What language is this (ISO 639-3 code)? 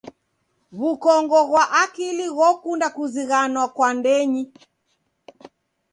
dav